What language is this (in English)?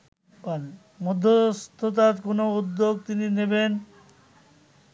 Bangla